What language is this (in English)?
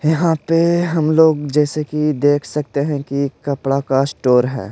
Hindi